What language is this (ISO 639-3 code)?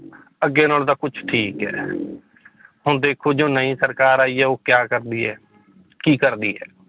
pan